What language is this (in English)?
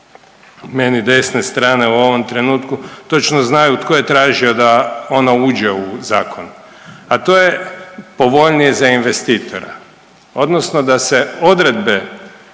Croatian